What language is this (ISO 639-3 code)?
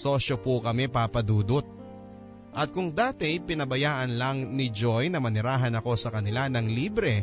fil